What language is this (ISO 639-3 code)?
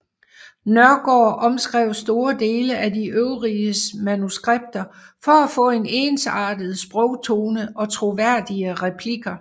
dan